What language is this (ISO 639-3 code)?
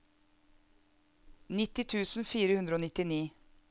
nor